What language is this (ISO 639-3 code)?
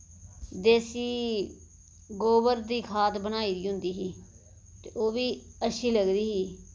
doi